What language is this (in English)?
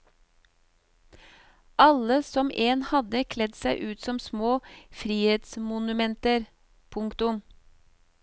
Norwegian